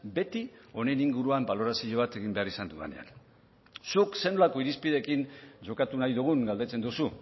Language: Basque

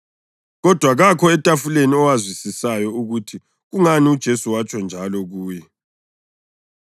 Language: North Ndebele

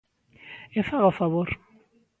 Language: Galician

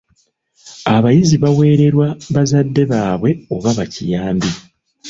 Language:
Ganda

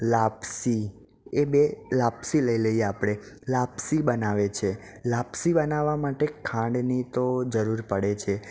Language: Gujarati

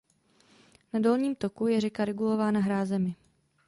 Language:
Czech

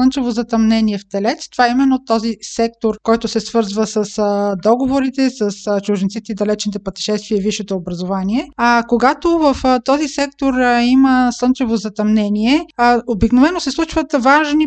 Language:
Bulgarian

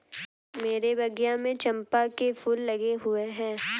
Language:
Hindi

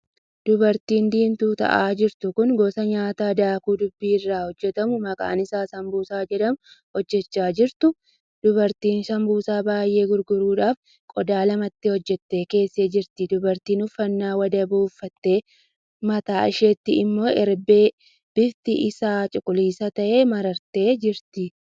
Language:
Oromo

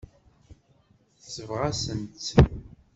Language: Kabyle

